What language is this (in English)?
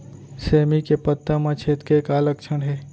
Chhattisgarhi